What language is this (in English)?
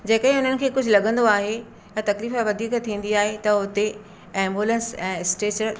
Sindhi